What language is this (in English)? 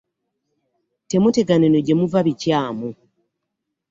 Ganda